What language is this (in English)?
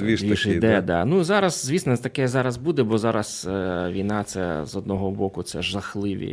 Ukrainian